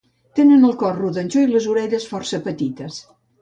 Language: Catalan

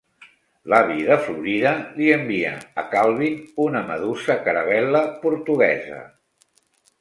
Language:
Catalan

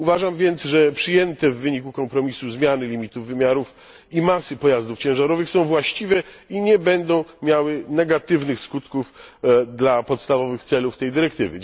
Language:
Polish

